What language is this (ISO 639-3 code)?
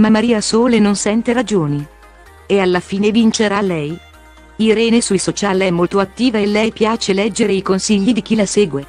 ita